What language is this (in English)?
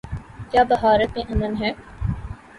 Urdu